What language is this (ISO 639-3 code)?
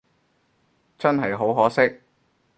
yue